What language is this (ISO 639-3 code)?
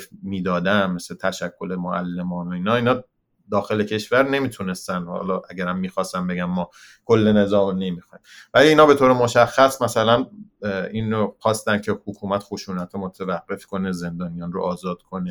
fas